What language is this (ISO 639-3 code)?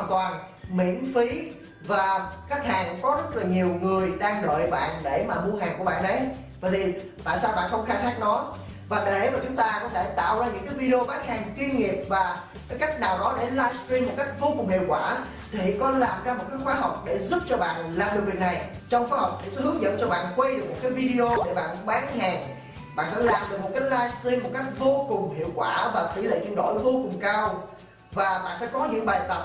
vie